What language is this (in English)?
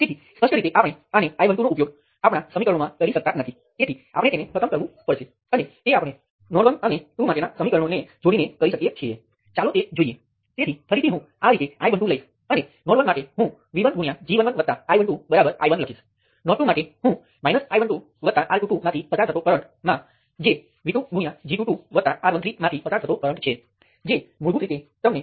Gujarati